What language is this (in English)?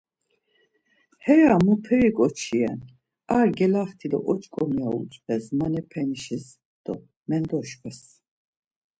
Laz